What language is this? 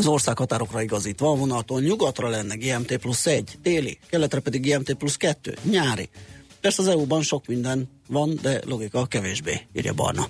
Hungarian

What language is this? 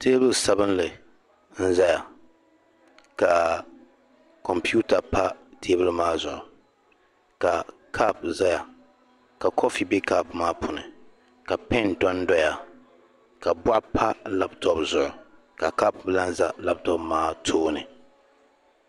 Dagbani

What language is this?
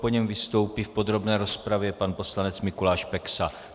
Czech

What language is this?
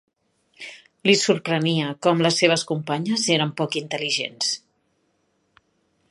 Catalan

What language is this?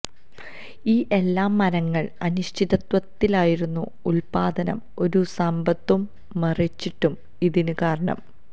Malayalam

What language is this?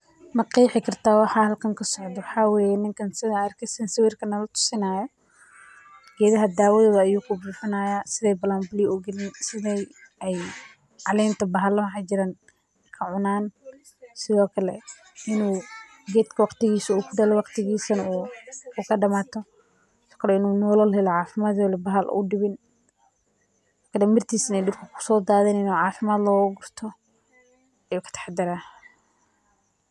Somali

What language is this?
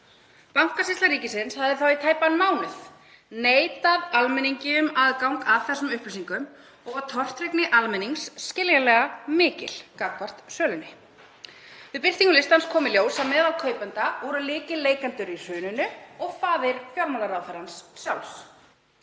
Icelandic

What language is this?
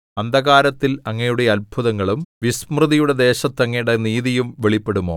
Malayalam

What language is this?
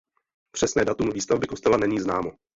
Czech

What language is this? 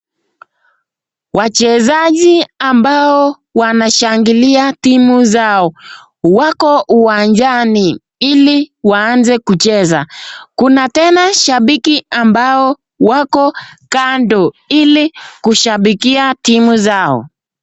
Swahili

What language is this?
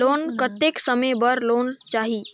Chhattisgarhi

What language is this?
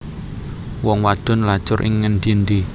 Javanese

